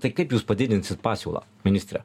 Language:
Lithuanian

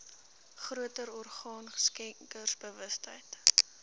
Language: Afrikaans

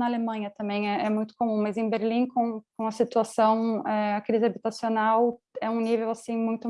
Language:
Portuguese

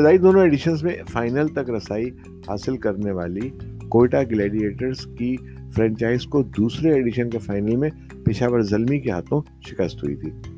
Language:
Urdu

